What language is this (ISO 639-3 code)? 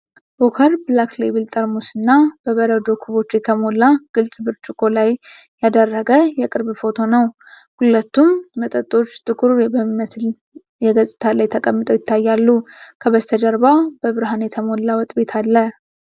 amh